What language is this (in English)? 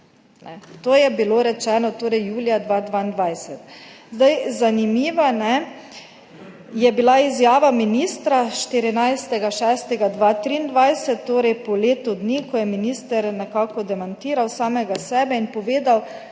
Slovenian